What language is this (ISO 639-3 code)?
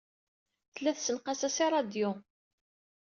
kab